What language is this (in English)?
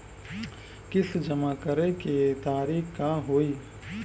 Bhojpuri